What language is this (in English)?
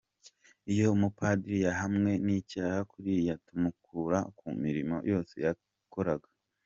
Kinyarwanda